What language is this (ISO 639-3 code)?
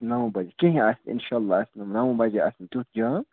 kas